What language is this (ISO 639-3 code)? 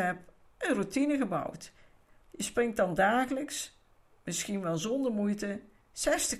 nld